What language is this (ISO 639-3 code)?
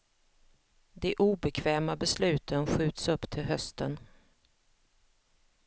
swe